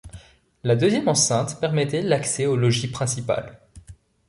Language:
French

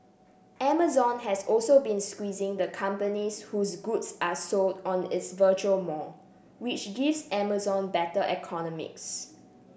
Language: English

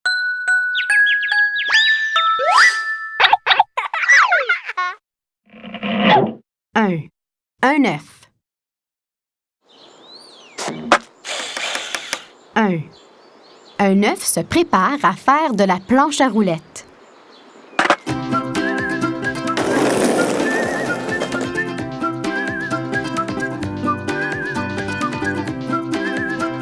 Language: French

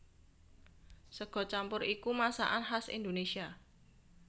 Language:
Javanese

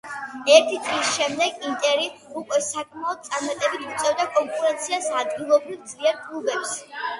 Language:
Georgian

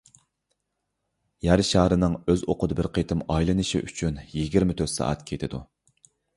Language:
Uyghur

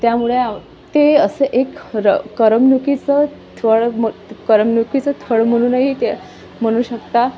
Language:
Marathi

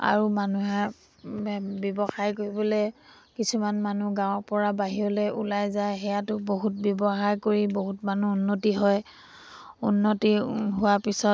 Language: Assamese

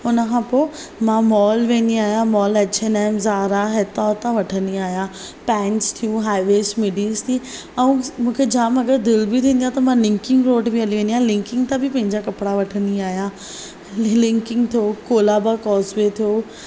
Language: Sindhi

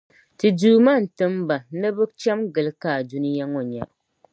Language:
Dagbani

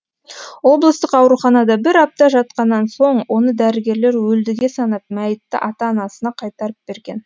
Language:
Kazakh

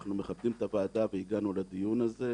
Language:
Hebrew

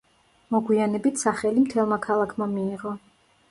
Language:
Georgian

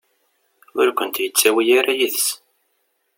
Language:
Kabyle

